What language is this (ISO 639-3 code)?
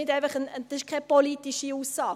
gsw